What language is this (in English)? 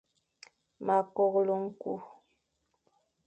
Fang